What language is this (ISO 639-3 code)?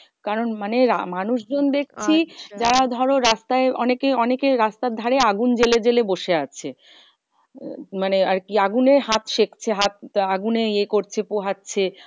ben